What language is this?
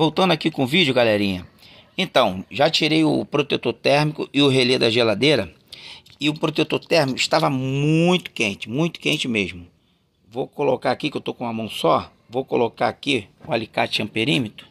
Portuguese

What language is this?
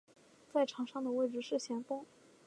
Chinese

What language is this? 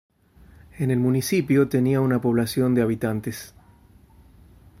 Spanish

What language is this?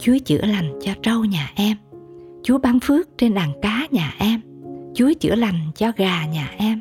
Vietnamese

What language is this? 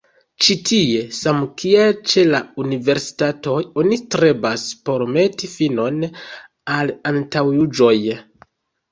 Esperanto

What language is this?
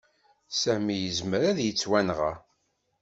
Kabyle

